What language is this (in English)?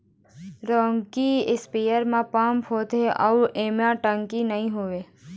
Chhattisgarhi